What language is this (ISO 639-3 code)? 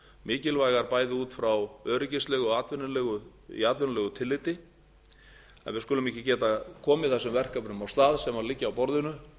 isl